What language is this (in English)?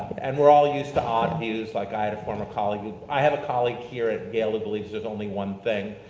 English